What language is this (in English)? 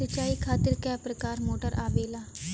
Bhojpuri